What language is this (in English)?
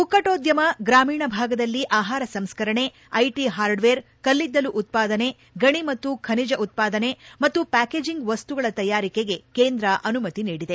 Kannada